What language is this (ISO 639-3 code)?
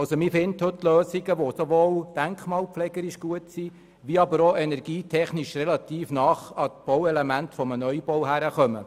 gsw